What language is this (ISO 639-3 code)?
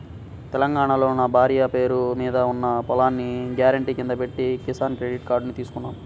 tel